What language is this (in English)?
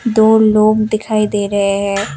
Hindi